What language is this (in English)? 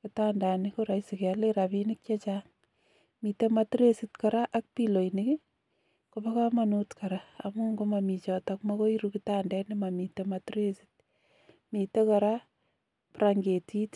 Kalenjin